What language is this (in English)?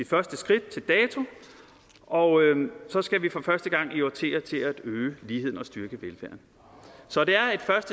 Danish